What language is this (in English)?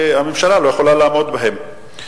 Hebrew